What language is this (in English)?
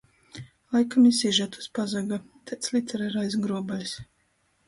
Latgalian